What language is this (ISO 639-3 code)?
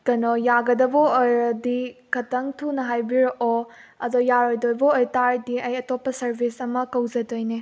mni